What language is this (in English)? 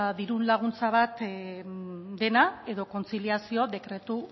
Basque